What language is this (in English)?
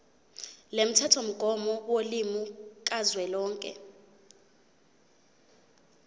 Zulu